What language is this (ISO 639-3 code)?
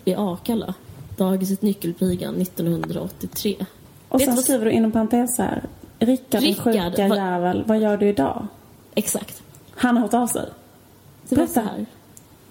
swe